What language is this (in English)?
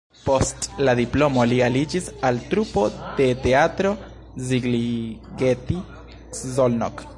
Esperanto